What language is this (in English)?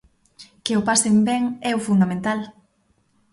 Galician